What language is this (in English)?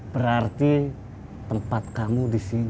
Indonesian